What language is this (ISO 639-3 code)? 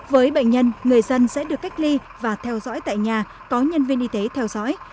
vie